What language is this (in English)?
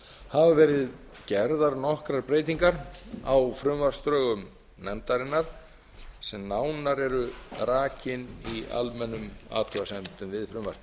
Icelandic